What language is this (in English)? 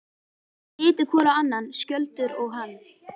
Icelandic